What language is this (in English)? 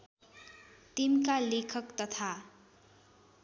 Nepali